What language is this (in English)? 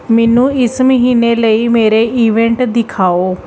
Punjabi